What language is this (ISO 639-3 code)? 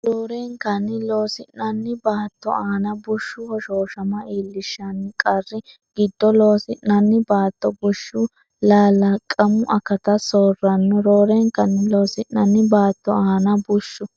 sid